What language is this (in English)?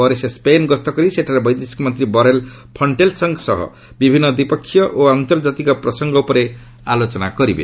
Odia